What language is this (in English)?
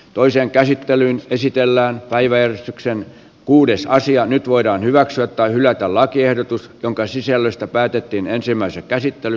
Finnish